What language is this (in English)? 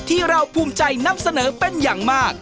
Thai